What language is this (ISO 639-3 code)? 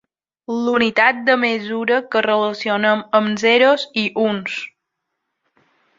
cat